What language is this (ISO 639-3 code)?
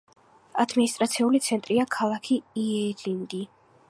kat